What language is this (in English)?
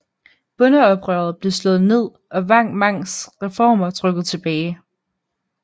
Danish